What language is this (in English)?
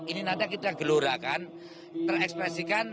Indonesian